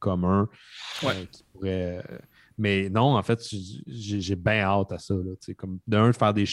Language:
French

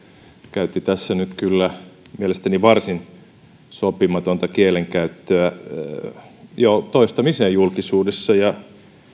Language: Finnish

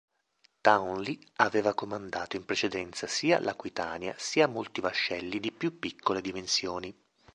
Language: Italian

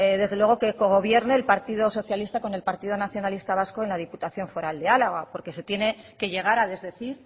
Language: Spanish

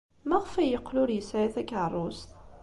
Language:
Kabyle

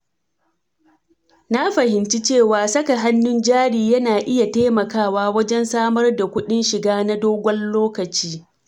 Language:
Hausa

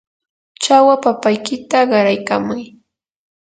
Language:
Yanahuanca Pasco Quechua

